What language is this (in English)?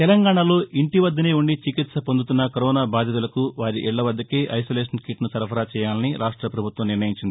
Telugu